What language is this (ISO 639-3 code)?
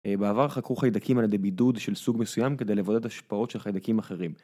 heb